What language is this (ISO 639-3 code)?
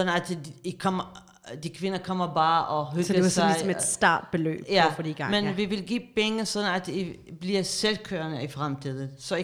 dan